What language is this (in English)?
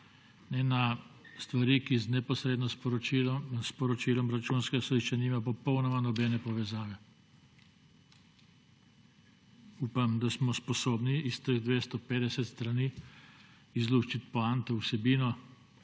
Slovenian